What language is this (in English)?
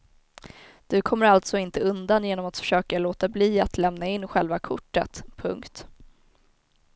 Swedish